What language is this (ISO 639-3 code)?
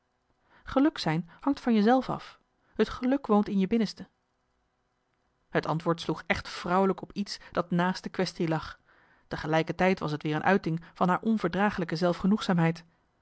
nld